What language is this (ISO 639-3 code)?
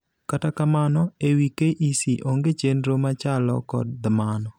luo